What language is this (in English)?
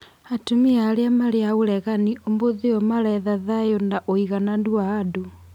Kikuyu